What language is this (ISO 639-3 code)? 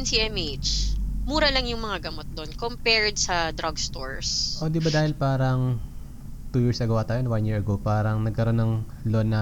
fil